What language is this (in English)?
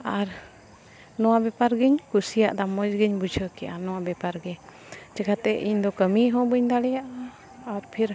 Santali